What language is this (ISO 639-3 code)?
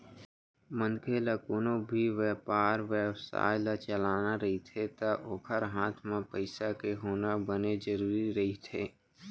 hne